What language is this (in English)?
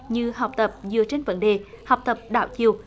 Vietnamese